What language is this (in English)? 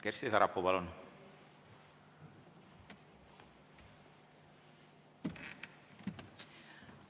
Estonian